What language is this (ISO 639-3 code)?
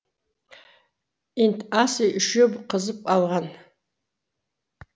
kaz